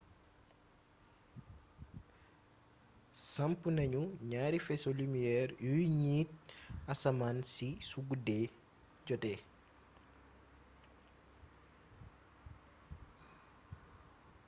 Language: Wolof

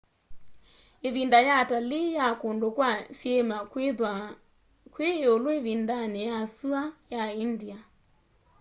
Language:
Kamba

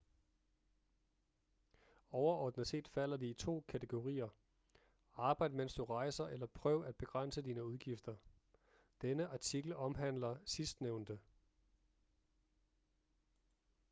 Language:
Danish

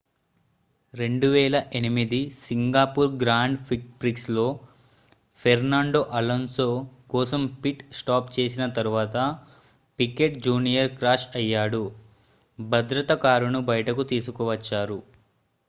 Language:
Telugu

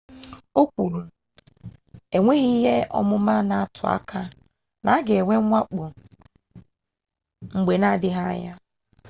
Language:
Igbo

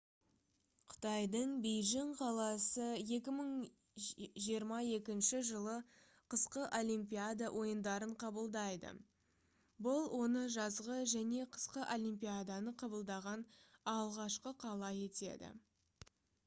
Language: Kazakh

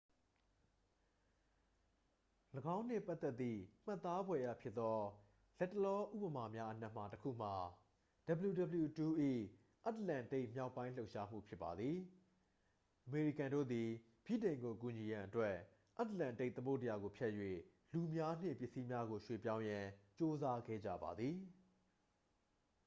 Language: Burmese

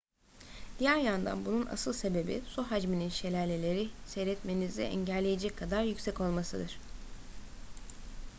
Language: Turkish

